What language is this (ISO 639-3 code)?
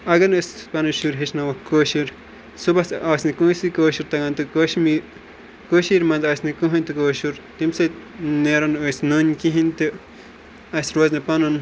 kas